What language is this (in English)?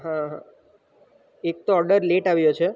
Gujarati